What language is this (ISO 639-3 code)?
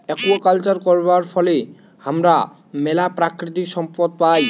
ben